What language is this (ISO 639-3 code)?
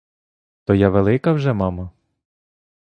ukr